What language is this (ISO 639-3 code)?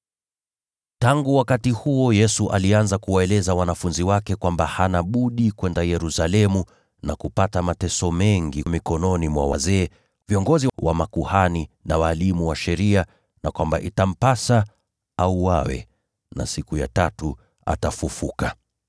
swa